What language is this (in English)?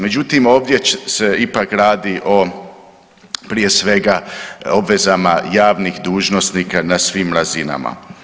Croatian